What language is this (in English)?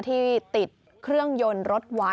Thai